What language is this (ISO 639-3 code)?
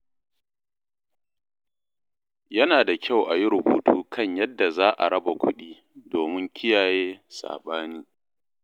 hau